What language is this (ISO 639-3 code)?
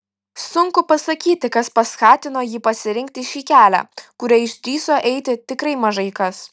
lit